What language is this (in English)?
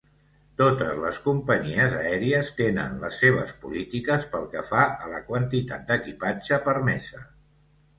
Catalan